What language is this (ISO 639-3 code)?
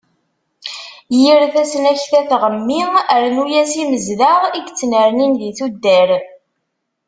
kab